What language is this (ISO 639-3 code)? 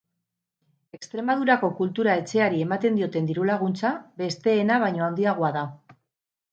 eus